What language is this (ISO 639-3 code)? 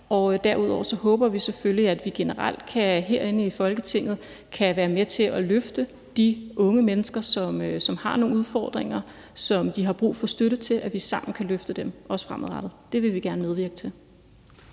dan